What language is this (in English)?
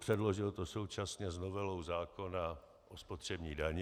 Czech